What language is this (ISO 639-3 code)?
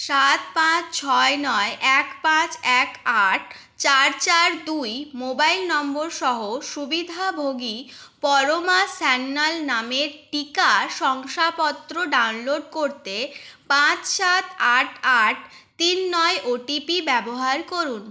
ben